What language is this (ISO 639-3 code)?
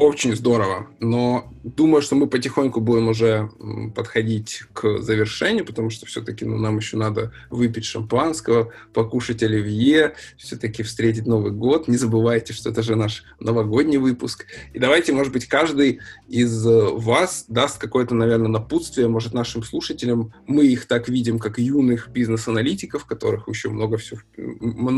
rus